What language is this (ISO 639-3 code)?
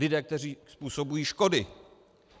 ces